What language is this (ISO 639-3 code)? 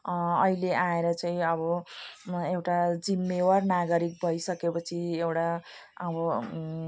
nep